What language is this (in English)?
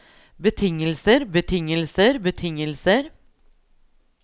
Norwegian